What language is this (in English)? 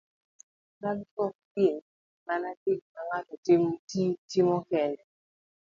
Luo (Kenya and Tanzania)